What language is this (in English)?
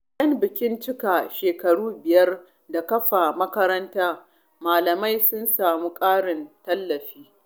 Hausa